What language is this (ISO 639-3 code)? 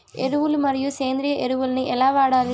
tel